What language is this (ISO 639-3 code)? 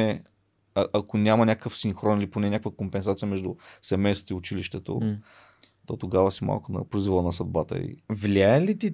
bul